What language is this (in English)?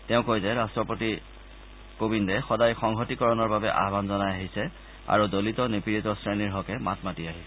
Assamese